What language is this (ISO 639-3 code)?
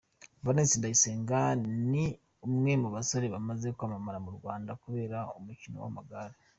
kin